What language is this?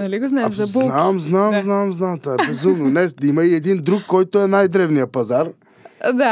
Bulgarian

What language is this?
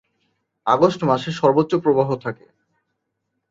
Bangla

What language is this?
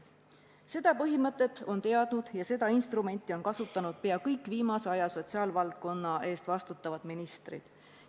Estonian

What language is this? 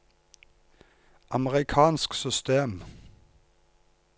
Norwegian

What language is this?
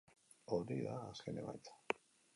Basque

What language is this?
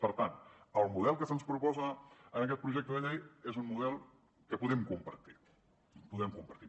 Catalan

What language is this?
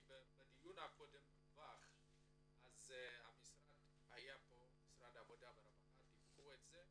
Hebrew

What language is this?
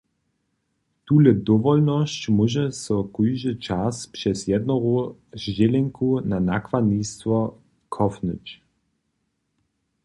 Upper Sorbian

